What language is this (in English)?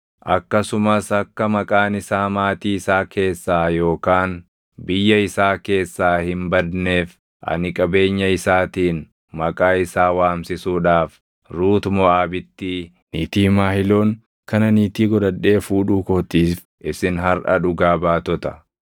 Oromo